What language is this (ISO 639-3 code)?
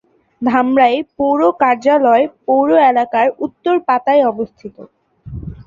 ben